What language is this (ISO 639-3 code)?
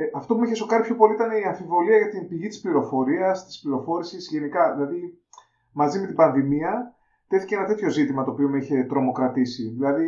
ell